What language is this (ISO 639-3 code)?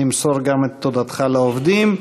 heb